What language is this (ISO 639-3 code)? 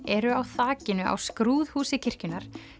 isl